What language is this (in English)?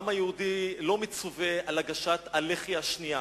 Hebrew